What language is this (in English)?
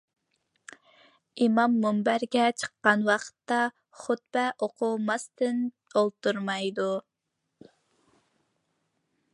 Uyghur